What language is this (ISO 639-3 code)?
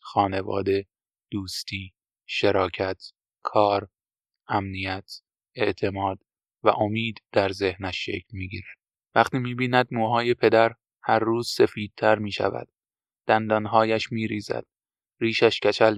fas